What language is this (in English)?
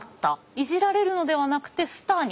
Japanese